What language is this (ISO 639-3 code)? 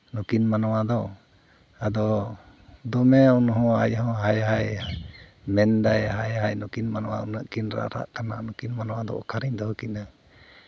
sat